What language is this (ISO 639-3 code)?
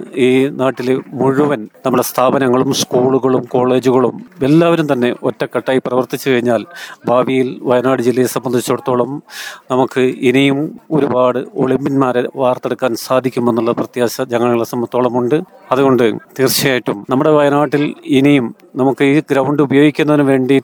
mal